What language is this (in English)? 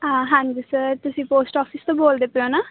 Punjabi